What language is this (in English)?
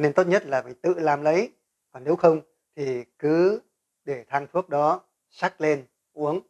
Vietnamese